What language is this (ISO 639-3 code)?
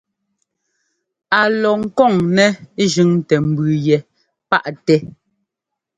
jgo